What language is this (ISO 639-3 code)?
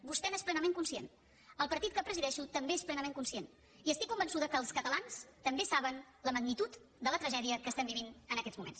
cat